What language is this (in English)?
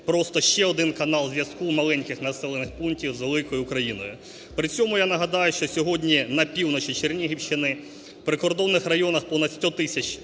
Ukrainian